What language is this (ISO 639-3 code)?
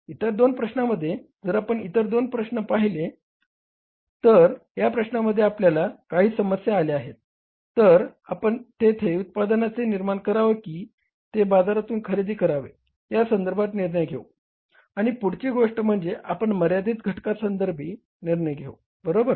mar